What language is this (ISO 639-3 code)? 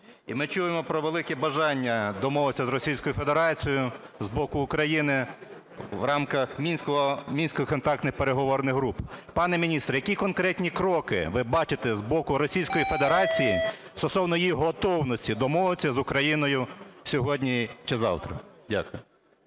ukr